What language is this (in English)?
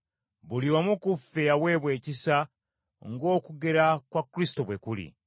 Ganda